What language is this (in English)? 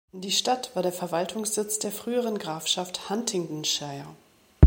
German